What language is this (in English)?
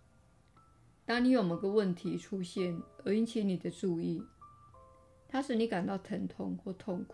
Chinese